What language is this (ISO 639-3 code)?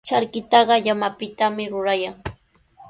qws